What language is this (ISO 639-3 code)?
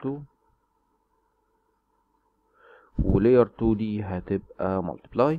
ara